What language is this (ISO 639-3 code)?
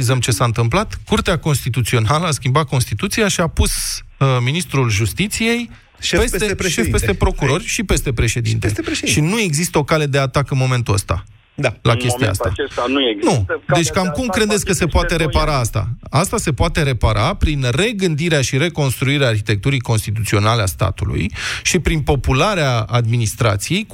ron